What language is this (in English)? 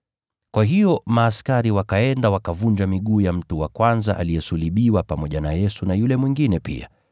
Swahili